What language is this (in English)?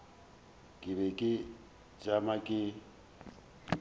Northern Sotho